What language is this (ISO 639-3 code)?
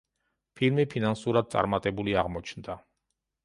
kat